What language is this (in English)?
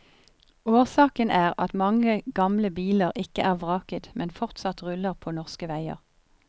Norwegian